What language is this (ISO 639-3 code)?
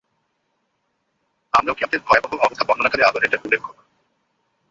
ben